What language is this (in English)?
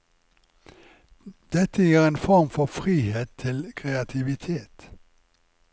Norwegian